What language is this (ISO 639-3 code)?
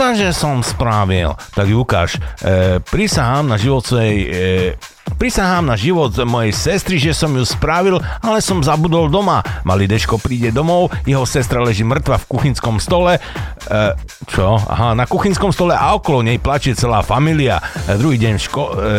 slk